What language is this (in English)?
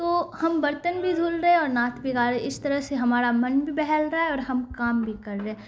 Urdu